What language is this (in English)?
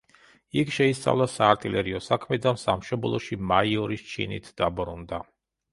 Georgian